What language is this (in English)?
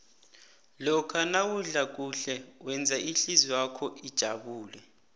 South Ndebele